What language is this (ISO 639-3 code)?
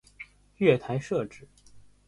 zho